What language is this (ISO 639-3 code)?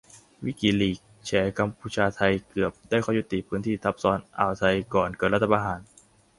tha